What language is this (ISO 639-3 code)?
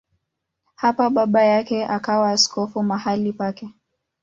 swa